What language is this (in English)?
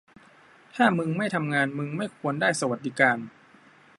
Thai